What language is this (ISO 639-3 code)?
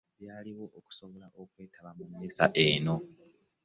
lug